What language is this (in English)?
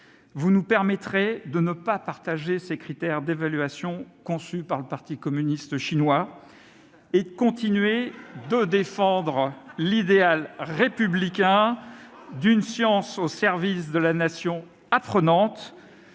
French